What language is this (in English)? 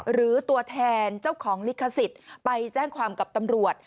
Thai